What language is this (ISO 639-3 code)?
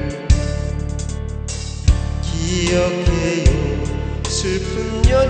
kor